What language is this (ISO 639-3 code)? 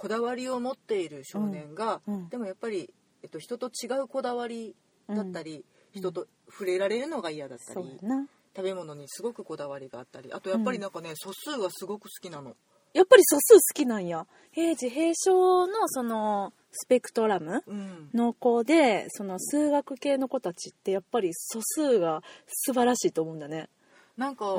jpn